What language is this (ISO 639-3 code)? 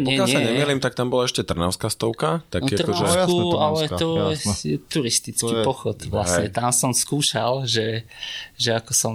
slk